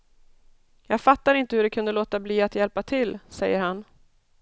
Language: Swedish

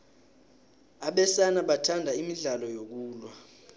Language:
South Ndebele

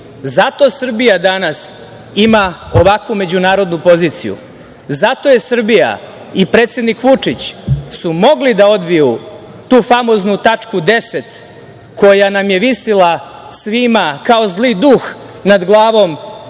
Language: Serbian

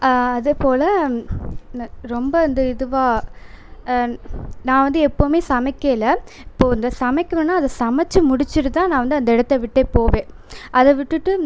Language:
Tamil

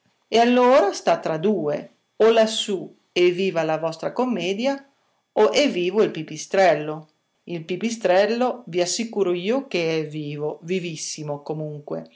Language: Italian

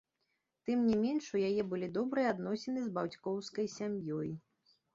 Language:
Belarusian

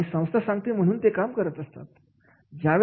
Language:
Marathi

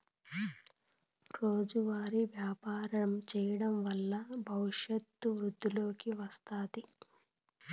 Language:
Telugu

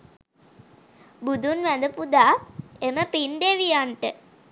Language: Sinhala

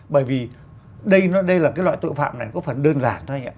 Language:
Vietnamese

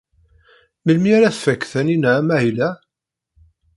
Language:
Kabyle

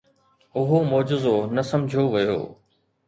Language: Sindhi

